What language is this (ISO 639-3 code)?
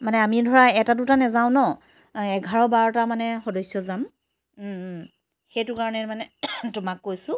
asm